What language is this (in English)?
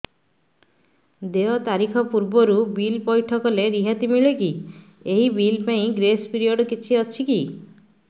Odia